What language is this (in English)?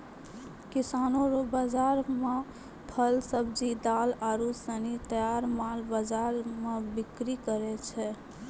Maithili